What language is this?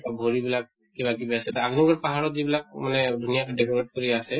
Assamese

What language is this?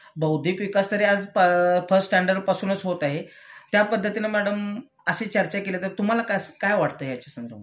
Marathi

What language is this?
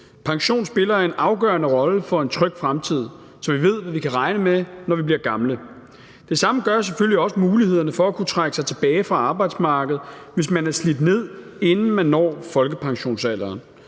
Danish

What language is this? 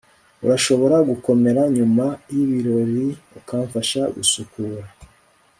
Kinyarwanda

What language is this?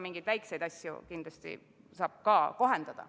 Estonian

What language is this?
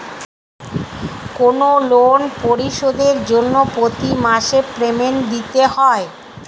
Bangla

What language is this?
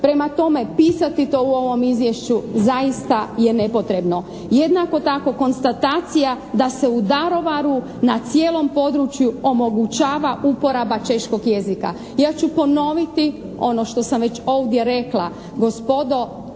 Croatian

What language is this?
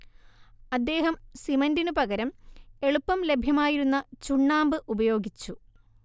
Malayalam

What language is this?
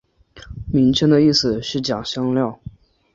Chinese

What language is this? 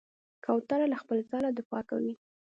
Pashto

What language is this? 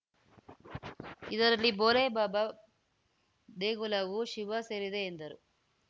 Kannada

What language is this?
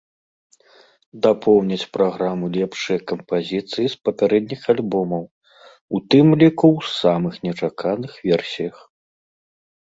Belarusian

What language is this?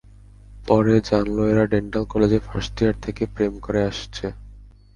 Bangla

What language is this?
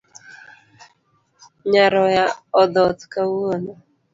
Luo (Kenya and Tanzania)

